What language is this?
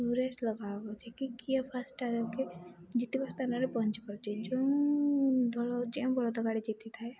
Odia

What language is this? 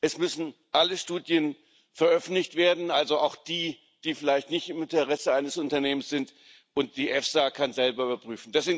German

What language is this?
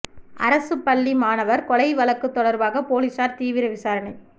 Tamil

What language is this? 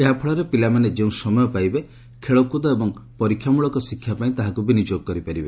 Odia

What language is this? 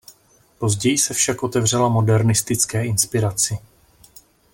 Czech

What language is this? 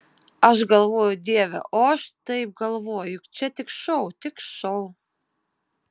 Lithuanian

